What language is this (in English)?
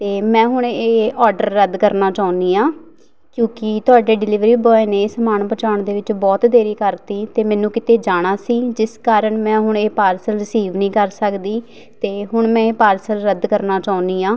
Punjabi